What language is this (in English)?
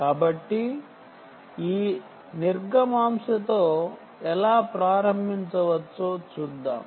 Telugu